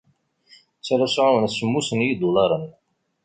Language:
Kabyle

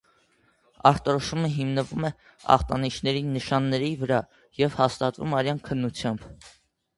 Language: Armenian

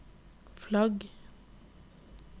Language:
Norwegian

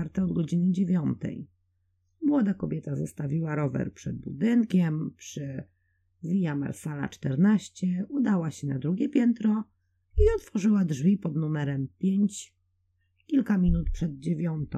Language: Polish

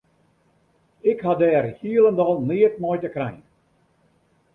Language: Western Frisian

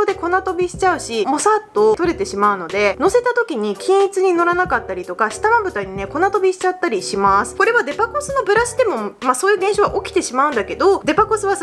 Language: Japanese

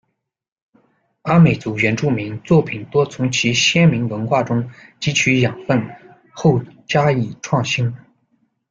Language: Chinese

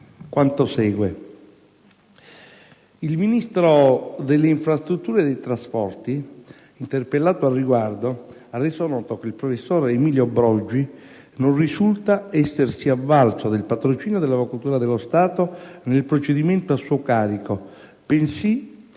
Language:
Italian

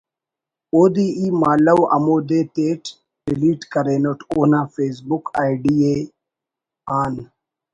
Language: Brahui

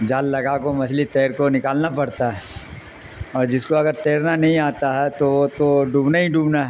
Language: Urdu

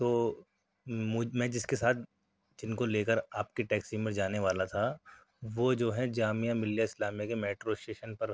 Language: Urdu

